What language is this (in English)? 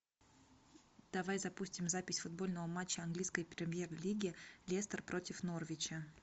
Russian